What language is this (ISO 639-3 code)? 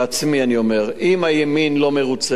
heb